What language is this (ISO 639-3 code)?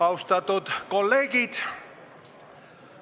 est